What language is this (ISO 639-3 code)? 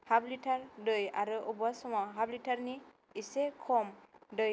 brx